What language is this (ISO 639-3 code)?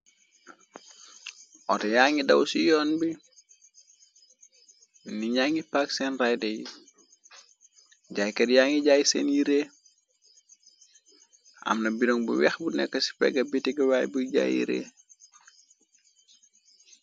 wol